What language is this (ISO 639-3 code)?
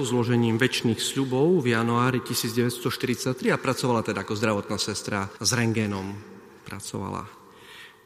slk